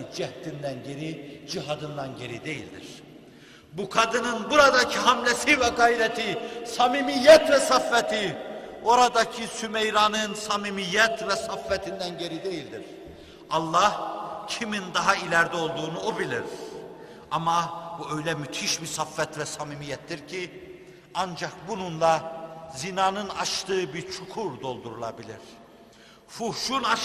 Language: Turkish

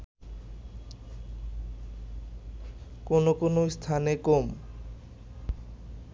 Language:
Bangla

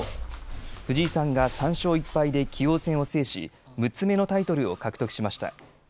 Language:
Japanese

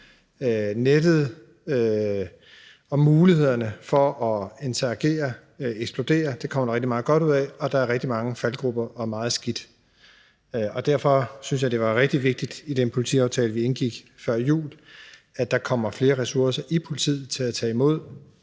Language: Danish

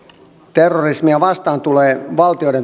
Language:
Finnish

